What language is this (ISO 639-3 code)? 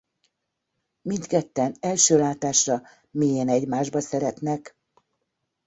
hun